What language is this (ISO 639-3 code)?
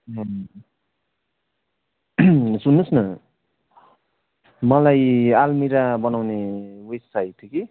nep